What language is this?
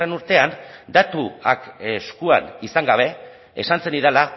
Basque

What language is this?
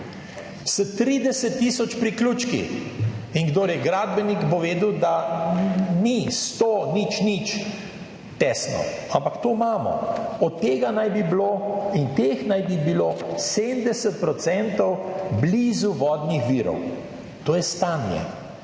Slovenian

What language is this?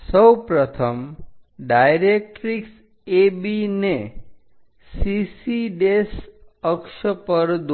Gujarati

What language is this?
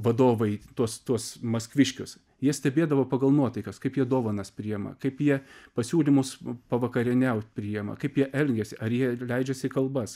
Lithuanian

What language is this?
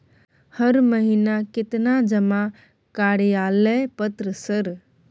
Maithili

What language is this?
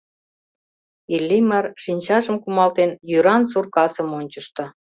Mari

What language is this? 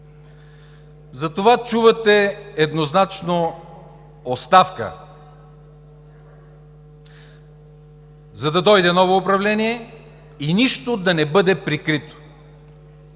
Bulgarian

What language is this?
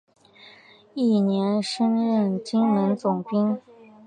Chinese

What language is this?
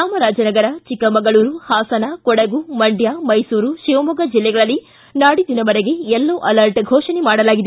Kannada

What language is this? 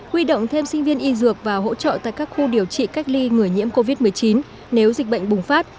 Vietnamese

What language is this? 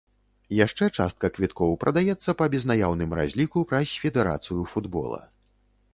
Belarusian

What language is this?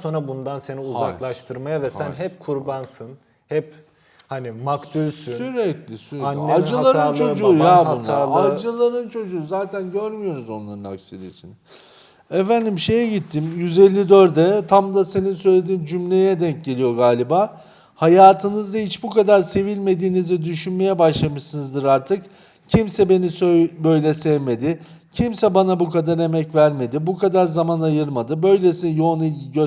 Turkish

